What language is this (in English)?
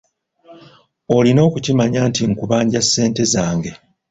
Ganda